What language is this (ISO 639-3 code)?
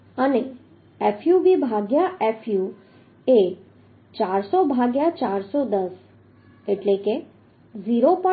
guj